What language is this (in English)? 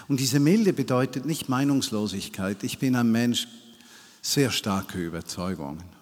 German